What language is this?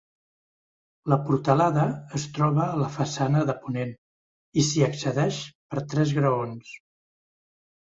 Catalan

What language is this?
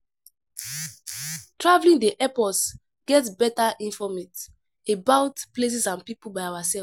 Nigerian Pidgin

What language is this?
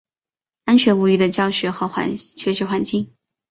Chinese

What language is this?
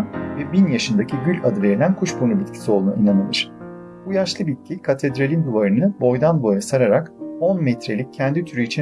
Turkish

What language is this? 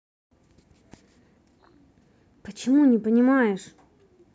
Russian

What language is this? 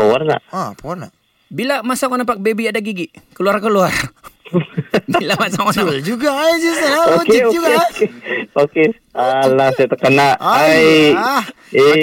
Malay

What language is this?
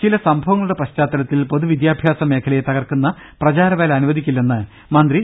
Malayalam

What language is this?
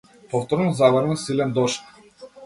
Macedonian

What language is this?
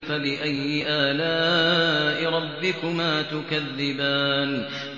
Arabic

